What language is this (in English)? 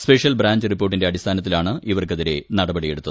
Malayalam